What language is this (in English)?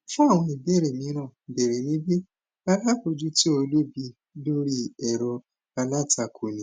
Yoruba